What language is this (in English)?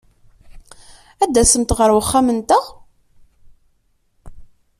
Kabyle